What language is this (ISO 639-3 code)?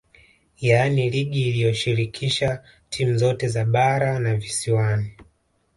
swa